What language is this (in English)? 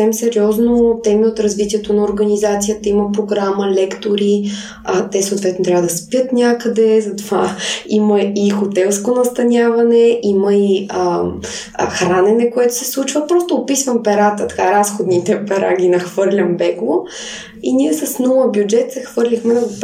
Bulgarian